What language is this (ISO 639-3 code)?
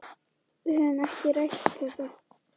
isl